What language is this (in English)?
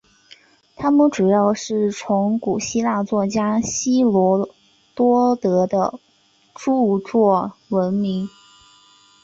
Chinese